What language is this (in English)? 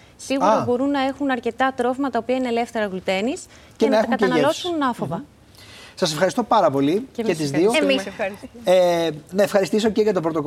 Greek